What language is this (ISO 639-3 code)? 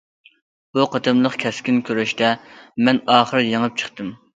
uig